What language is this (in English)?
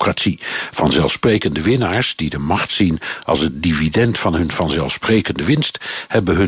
Dutch